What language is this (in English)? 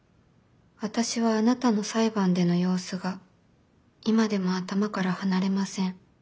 Japanese